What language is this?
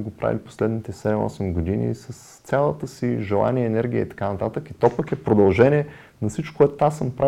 Bulgarian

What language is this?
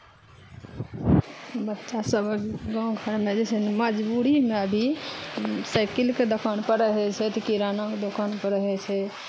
Maithili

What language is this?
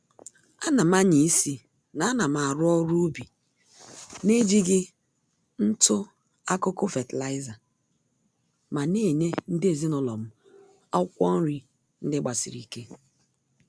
Igbo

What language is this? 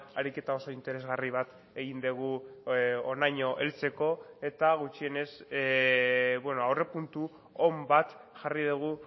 Basque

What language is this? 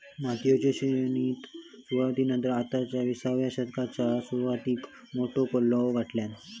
Marathi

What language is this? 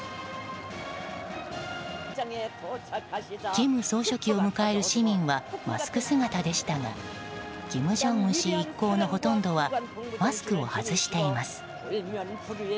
Japanese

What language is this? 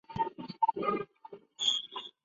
Chinese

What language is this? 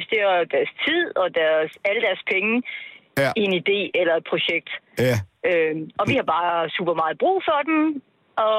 Danish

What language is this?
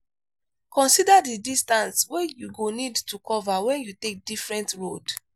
Nigerian Pidgin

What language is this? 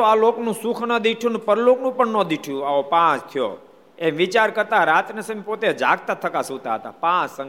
Gujarati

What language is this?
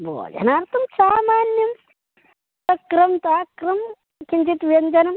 Sanskrit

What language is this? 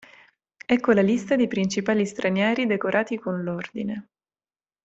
Italian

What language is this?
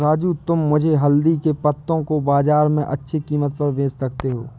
Hindi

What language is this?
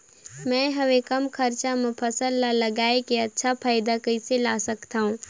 Chhattisgarhi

